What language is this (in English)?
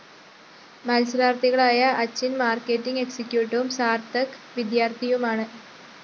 Malayalam